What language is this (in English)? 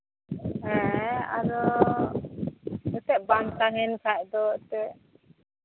Santali